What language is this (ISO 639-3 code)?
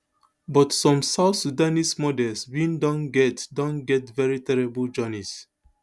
pcm